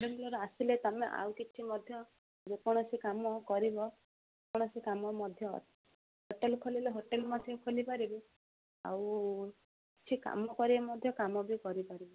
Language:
Odia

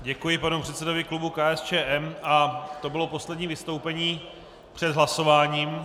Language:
Czech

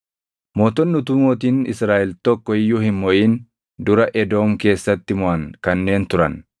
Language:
Oromo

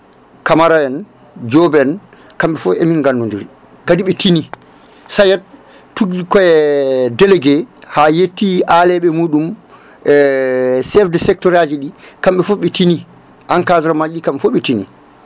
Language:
Fula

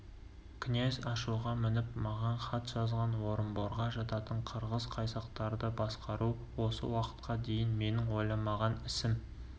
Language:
Kazakh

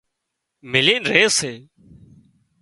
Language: Wadiyara Koli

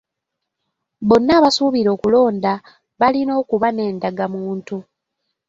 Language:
Ganda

